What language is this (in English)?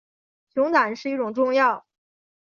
Chinese